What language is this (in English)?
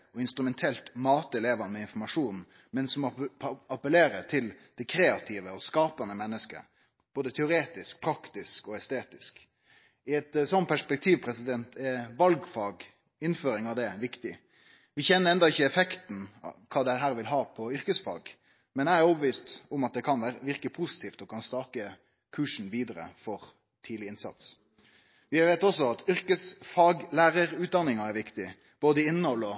Norwegian Nynorsk